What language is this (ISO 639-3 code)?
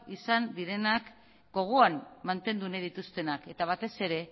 eus